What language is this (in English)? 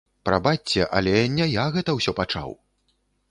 Belarusian